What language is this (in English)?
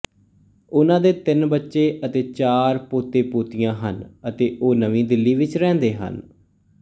Punjabi